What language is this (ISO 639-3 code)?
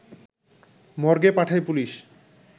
ben